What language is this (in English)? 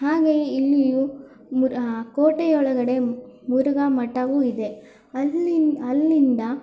Kannada